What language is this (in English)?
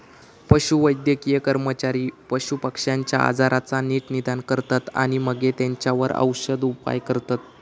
Marathi